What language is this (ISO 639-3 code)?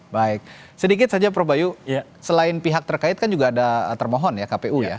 ind